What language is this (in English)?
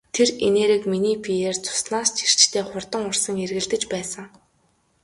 Mongolian